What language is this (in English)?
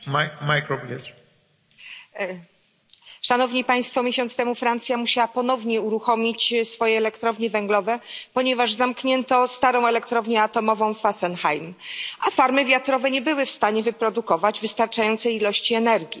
Polish